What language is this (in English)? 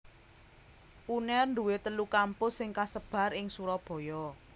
Javanese